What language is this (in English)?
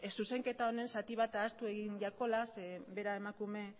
Basque